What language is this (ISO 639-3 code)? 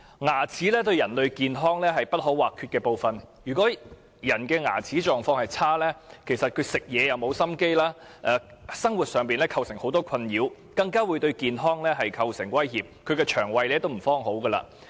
yue